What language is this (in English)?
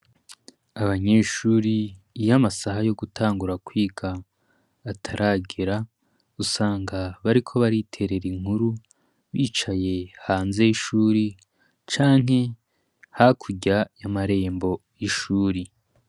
Rundi